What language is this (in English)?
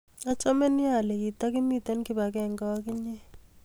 Kalenjin